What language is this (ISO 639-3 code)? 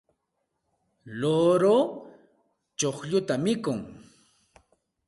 qxt